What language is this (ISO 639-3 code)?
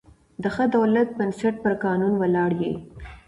pus